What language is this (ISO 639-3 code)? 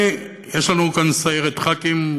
heb